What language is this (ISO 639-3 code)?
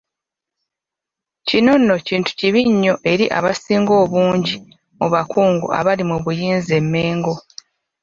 lug